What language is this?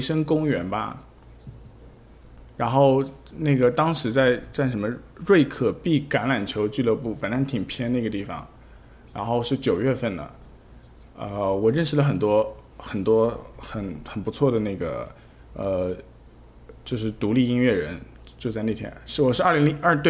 Chinese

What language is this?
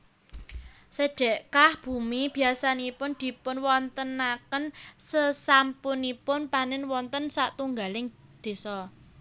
Javanese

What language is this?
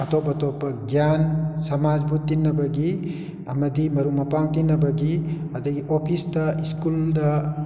Manipuri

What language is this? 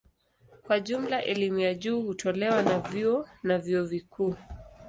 Swahili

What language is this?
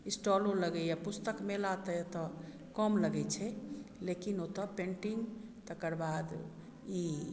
Maithili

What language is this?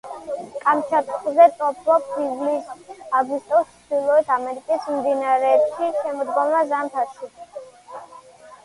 Georgian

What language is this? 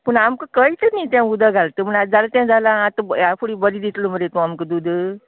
Konkani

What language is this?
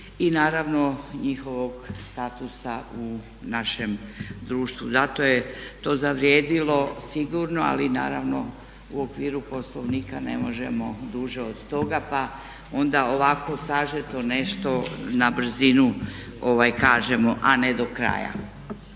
Croatian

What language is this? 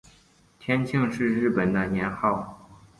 Chinese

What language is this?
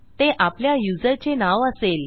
Marathi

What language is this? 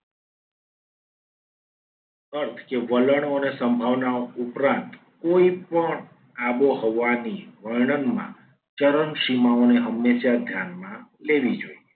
Gujarati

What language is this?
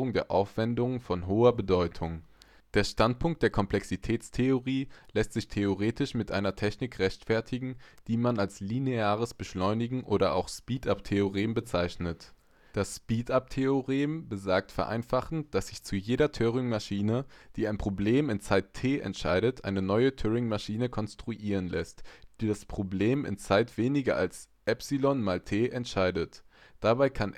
German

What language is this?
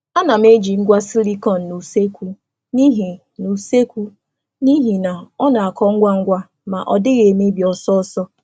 Igbo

